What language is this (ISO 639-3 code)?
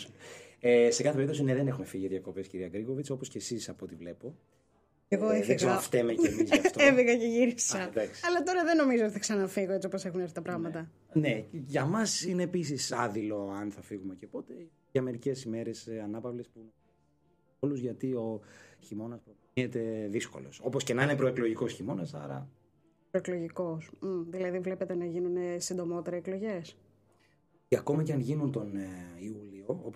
ell